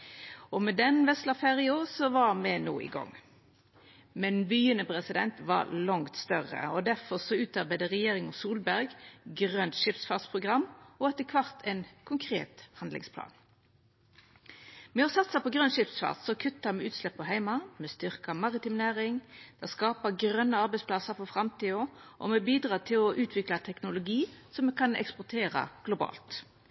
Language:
Norwegian Nynorsk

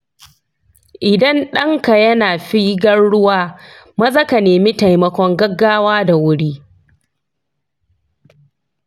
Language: Hausa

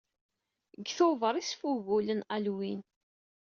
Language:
Kabyle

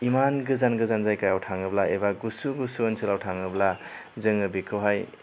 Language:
Bodo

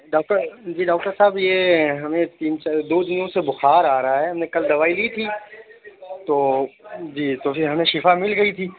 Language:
Urdu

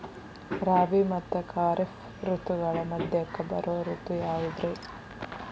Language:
Kannada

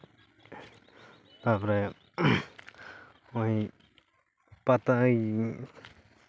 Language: Santali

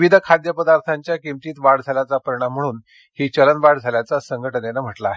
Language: Marathi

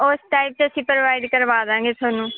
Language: Punjabi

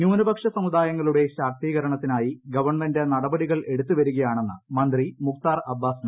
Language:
Malayalam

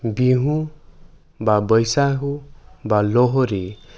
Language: Assamese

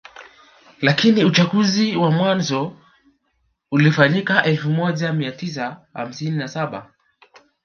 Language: Swahili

